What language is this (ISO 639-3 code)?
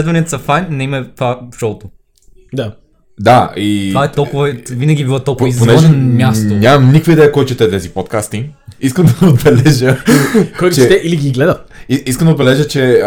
bul